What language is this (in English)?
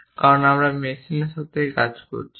Bangla